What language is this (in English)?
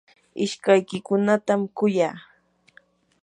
Yanahuanca Pasco Quechua